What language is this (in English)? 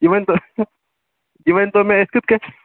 Kashmiri